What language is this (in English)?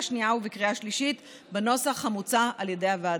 Hebrew